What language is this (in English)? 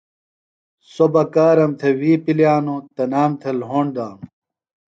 Phalura